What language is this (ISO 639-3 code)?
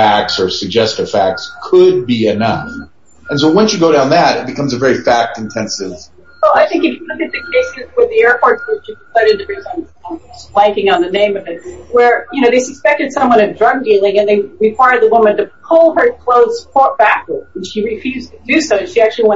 eng